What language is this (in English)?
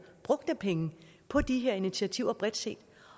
Danish